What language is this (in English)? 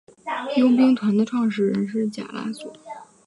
Chinese